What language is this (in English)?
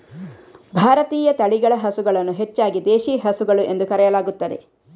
Kannada